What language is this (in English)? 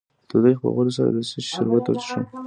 Pashto